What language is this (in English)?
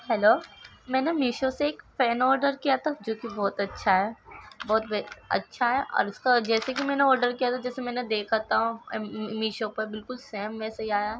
Urdu